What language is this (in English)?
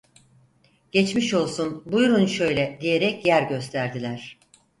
Turkish